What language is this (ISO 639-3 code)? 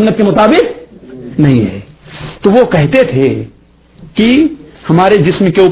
urd